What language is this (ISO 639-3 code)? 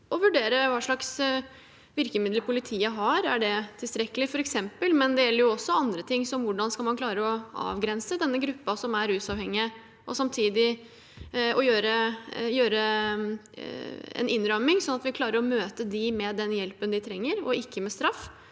nor